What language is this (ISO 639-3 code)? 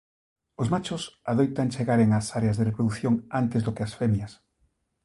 glg